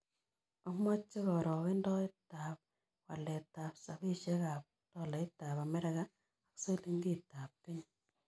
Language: Kalenjin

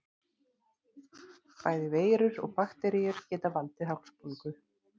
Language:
Icelandic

